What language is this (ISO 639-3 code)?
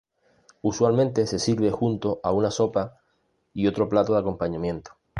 spa